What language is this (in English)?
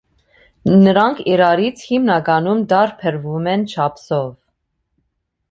Armenian